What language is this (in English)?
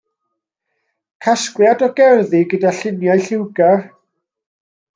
Welsh